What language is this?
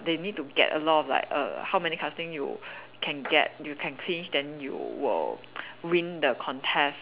English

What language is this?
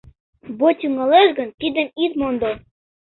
Mari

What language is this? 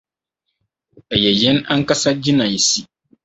Akan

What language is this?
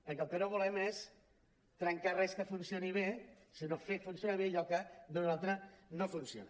Catalan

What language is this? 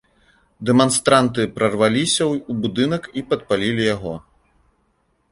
Belarusian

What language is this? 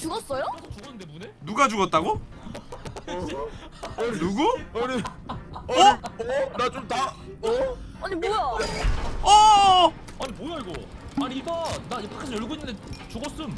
Korean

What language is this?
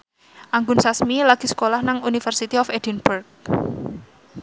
Javanese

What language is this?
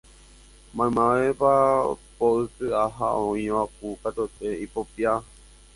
Guarani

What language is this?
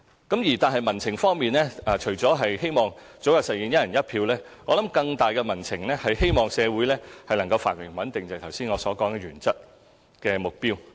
Cantonese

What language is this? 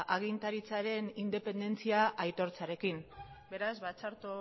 Basque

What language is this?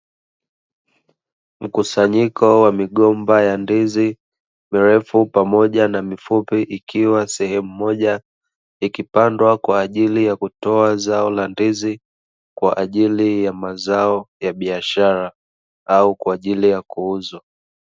Swahili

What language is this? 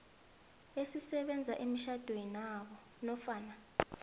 South Ndebele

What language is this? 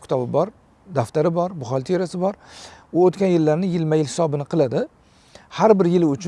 Turkish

